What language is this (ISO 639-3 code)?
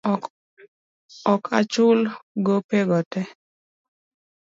luo